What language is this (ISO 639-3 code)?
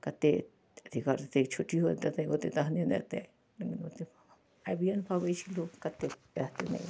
mai